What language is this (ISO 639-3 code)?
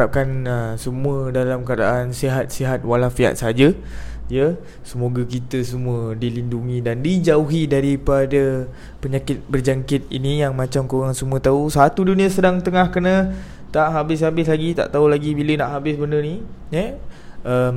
msa